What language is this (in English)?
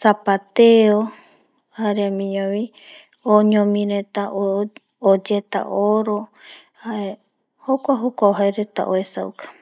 Eastern Bolivian Guaraní